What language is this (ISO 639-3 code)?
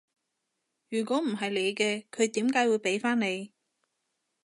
yue